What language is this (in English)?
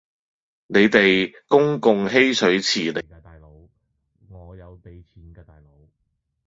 Cantonese